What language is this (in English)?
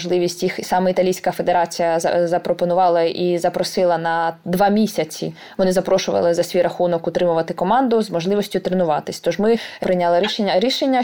Ukrainian